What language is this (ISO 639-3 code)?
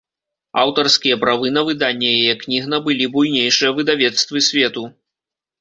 bel